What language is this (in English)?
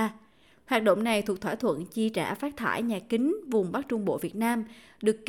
Vietnamese